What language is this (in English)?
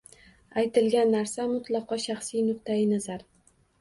Uzbek